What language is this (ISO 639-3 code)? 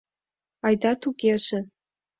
chm